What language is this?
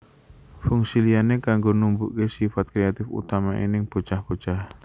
Javanese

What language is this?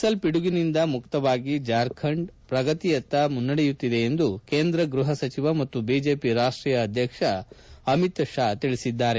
Kannada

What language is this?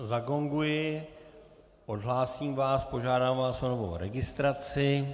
Czech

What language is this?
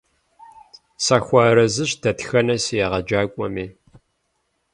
Kabardian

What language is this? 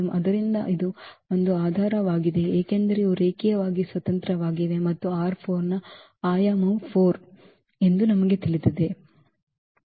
Kannada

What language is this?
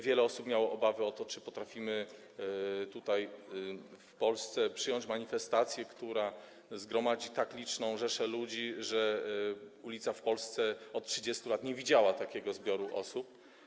Polish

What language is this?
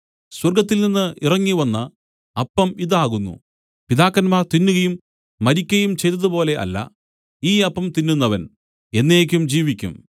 Malayalam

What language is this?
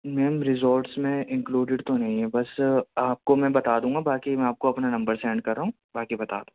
Urdu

